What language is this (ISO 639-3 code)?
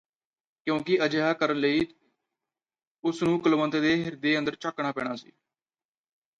pan